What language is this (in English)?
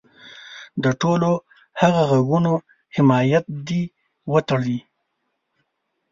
Pashto